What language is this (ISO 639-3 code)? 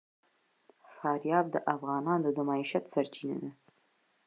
pus